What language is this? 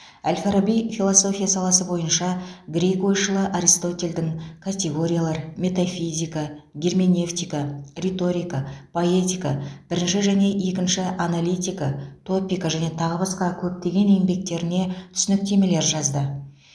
Kazakh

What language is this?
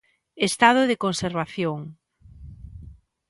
Galician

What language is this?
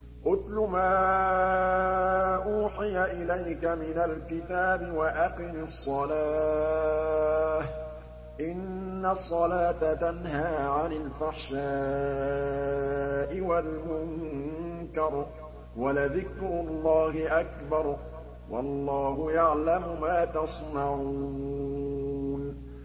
Arabic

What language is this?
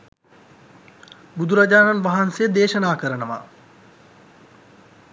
Sinhala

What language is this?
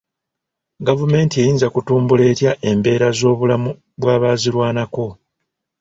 Ganda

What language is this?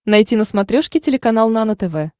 Russian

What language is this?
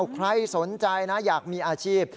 Thai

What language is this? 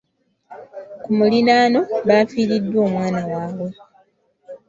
Ganda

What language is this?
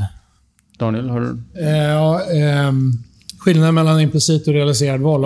Swedish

